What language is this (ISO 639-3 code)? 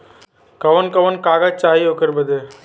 bho